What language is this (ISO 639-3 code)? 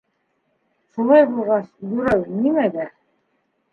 bak